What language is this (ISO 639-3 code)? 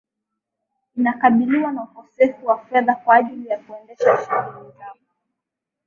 swa